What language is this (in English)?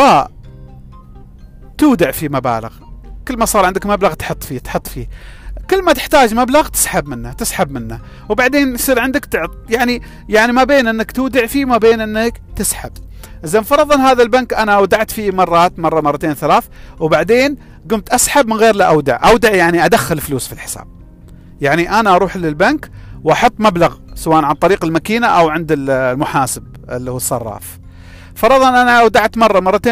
Arabic